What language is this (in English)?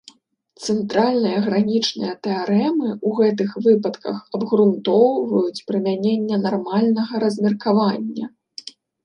Belarusian